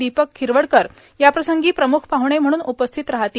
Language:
Marathi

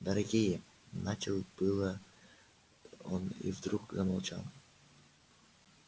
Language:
Russian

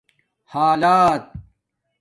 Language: Domaaki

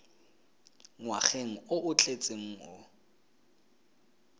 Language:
Tswana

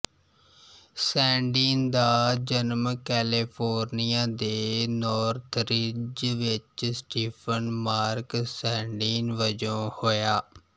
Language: Punjabi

